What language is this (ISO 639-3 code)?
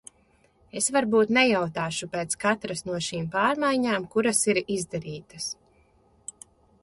lav